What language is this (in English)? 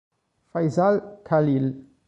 Italian